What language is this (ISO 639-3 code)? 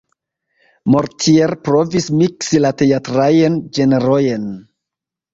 epo